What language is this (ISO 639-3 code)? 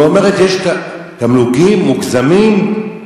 heb